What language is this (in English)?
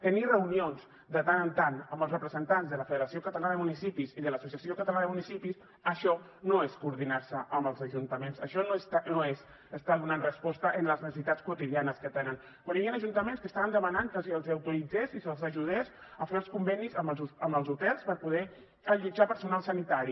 Catalan